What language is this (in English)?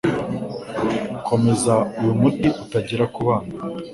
Kinyarwanda